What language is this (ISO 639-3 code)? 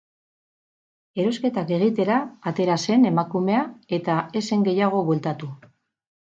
eus